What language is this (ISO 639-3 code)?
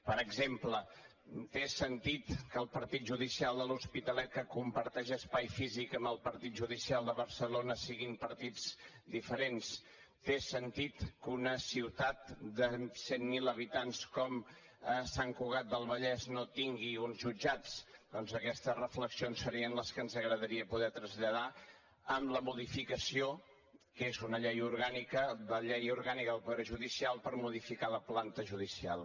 cat